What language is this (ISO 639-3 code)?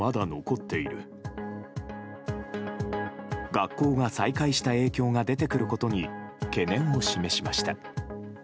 jpn